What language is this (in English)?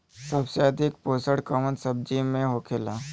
Bhojpuri